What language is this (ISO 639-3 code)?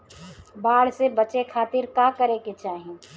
bho